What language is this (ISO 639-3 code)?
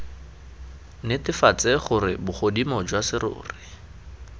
tsn